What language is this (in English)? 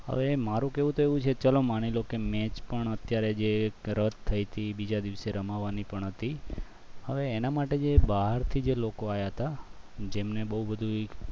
Gujarati